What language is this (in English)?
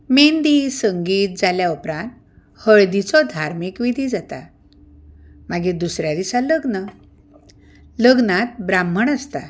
Konkani